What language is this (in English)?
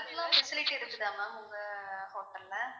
Tamil